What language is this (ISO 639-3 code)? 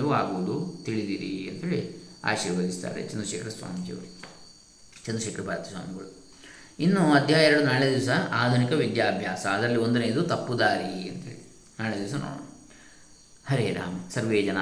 kan